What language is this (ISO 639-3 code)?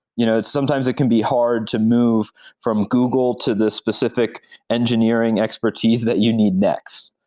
eng